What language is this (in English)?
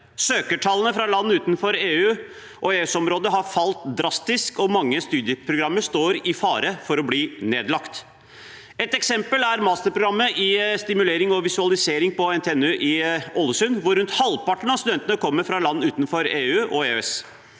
Norwegian